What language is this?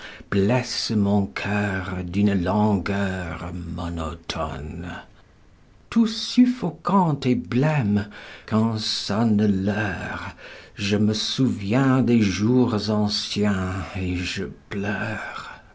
French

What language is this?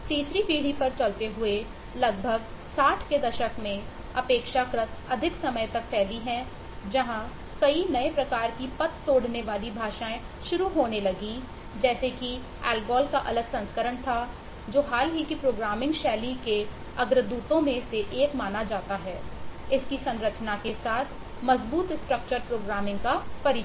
Hindi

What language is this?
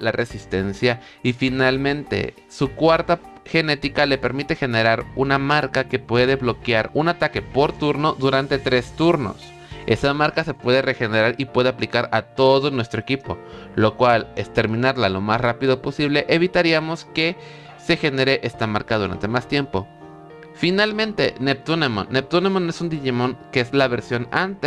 Spanish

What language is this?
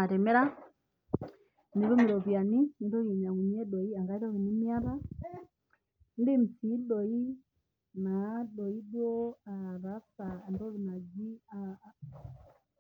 Masai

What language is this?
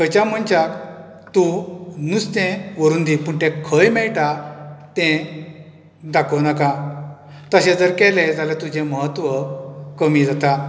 Konkani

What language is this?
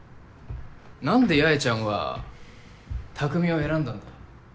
Japanese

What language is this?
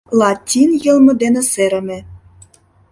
Mari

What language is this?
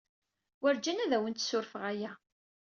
Kabyle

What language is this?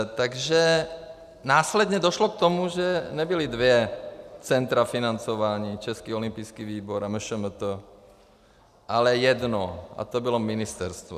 Czech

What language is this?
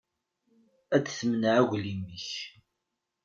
Kabyle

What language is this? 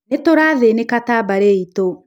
Kikuyu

